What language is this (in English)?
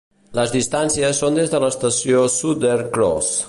Catalan